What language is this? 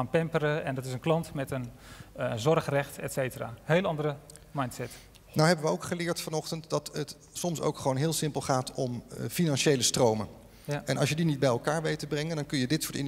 Dutch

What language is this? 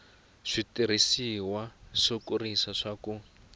Tsonga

